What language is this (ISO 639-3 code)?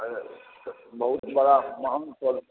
mai